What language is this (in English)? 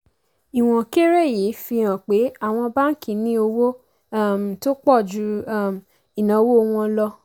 Yoruba